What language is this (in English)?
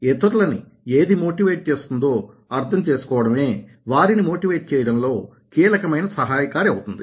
Telugu